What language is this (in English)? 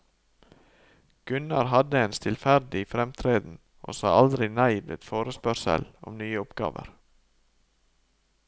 Norwegian